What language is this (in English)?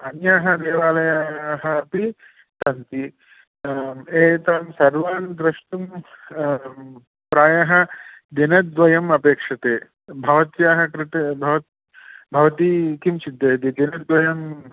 Sanskrit